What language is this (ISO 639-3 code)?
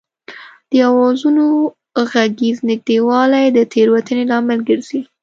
pus